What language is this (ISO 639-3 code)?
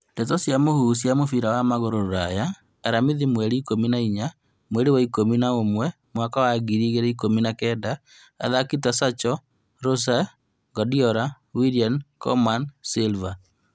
kik